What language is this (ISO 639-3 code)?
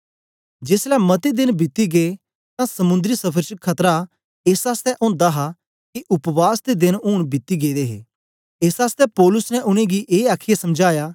doi